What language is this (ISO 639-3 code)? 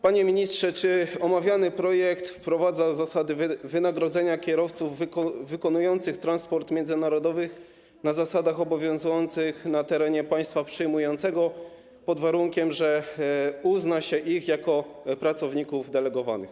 pol